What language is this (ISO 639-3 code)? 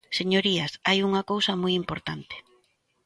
glg